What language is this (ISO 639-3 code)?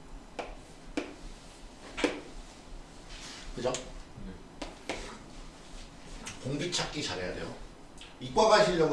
kor